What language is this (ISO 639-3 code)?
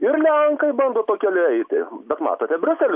lit